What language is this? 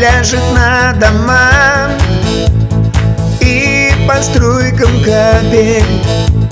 Russian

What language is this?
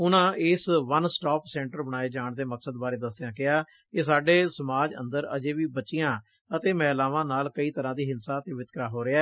Punjabi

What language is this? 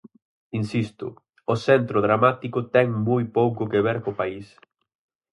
Galician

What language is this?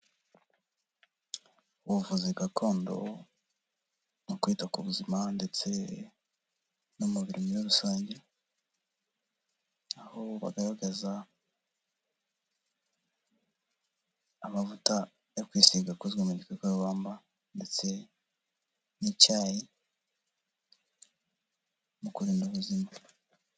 Kinyarwanda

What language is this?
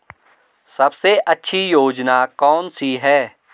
Hindi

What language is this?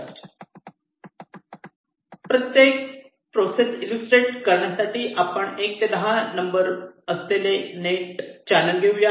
Marathi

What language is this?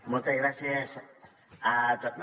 Catalan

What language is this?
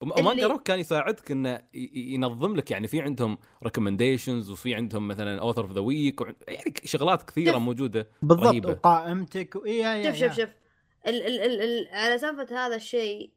Arabic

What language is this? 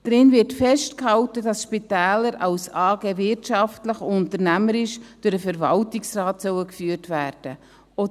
Swiss German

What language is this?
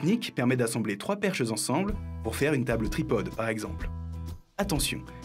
French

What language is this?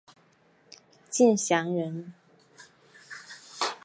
Chinese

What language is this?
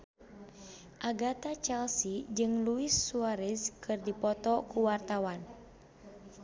Sundanese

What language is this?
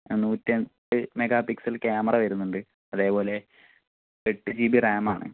Malayalam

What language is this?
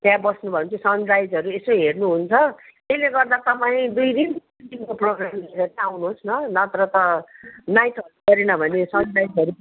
Nepali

